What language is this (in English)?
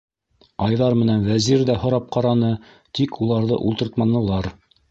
Bashkir